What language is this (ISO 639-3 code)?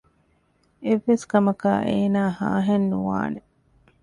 div